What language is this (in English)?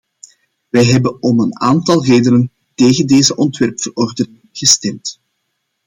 Dutch